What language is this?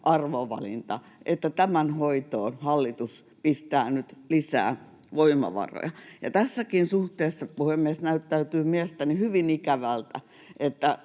Finnish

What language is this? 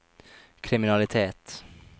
Norwegian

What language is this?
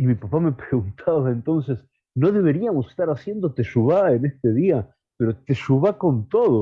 Spanish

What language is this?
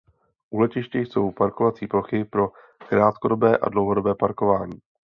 Czech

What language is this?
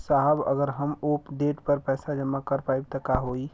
Bhojpuri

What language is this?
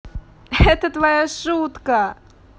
Russian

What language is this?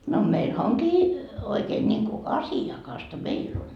Finnish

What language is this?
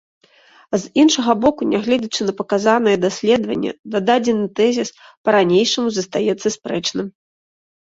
Belarusian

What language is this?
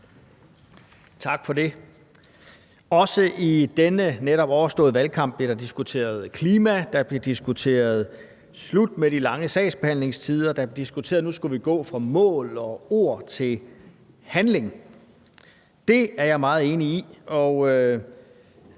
Danish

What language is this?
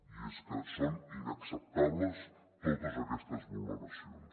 Catalan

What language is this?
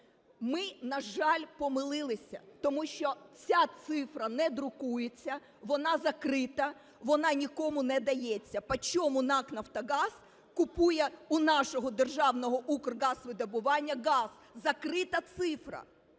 Ukrainian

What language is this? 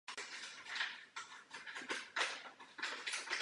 Czech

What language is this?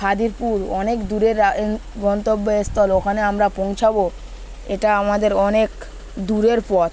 Bangla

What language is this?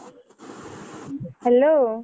Odia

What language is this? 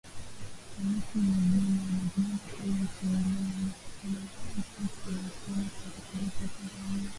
Swahili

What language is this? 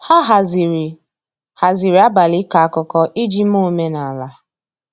Igbo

